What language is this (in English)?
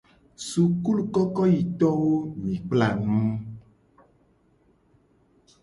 Gen